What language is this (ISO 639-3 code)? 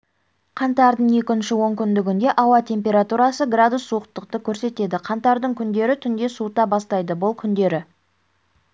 kaz